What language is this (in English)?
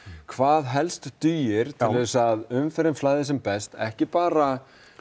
Icelandic